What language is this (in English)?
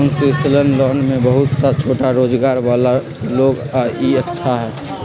Magahi